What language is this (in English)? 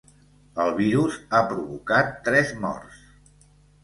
Catalan